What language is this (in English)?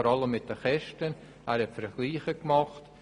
Swiss German